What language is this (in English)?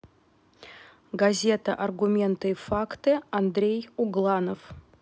Russian